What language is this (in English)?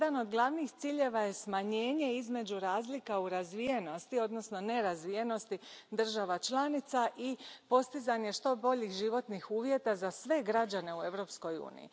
Croatian